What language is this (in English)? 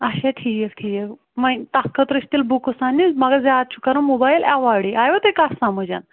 Kashmiri